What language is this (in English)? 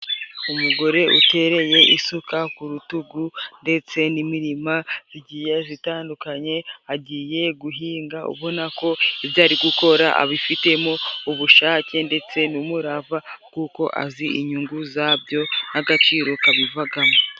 Kinyarwanda